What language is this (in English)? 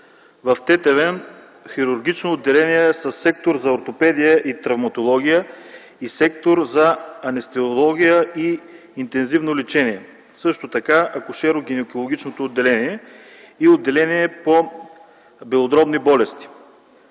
Bulgarian